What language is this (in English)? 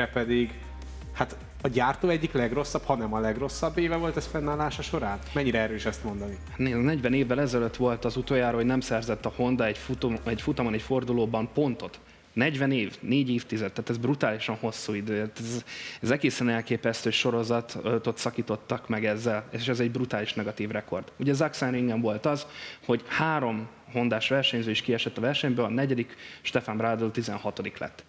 Hungarian